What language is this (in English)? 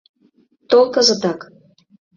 Mari